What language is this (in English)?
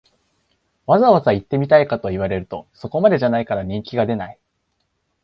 Japanese